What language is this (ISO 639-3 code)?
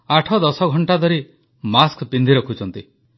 ori